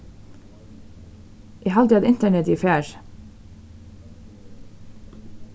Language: Faroese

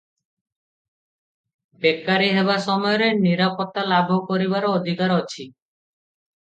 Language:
Odia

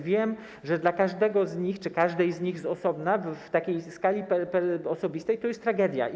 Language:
Polish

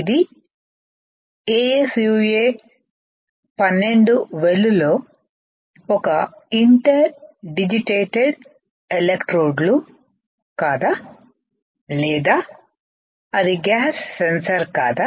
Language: Telugu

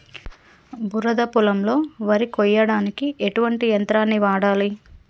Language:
Telugu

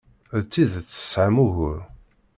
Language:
Kabyle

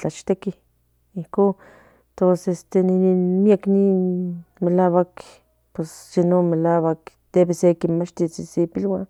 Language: Central Nahuatl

